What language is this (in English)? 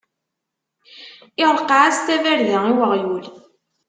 Kabyle